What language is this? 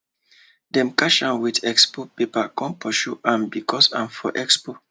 Nigerian Pidgin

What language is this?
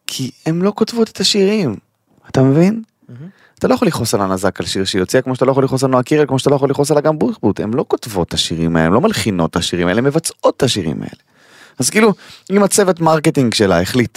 Hebrew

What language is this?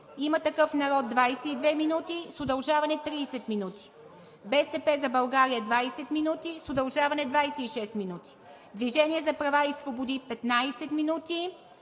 Bulgarian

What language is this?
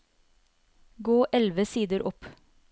Norwegian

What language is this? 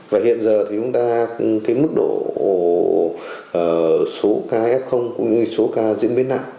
Vietnamese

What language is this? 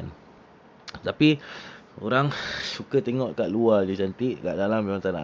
Malay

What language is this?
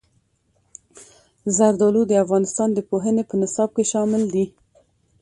Pashto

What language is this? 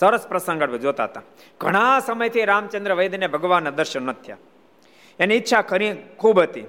Gujarati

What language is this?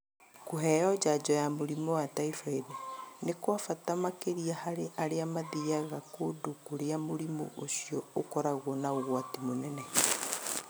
Kikuyu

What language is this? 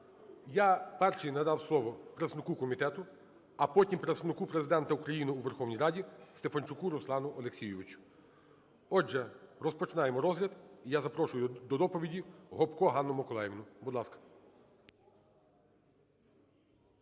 Ukrainian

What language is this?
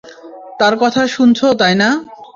Bangla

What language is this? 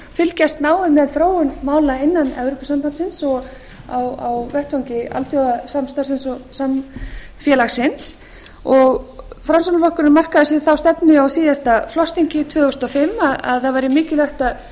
Icelandic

